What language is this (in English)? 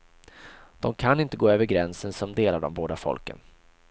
Swedish